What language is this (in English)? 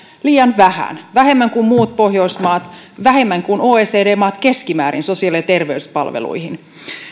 Finnish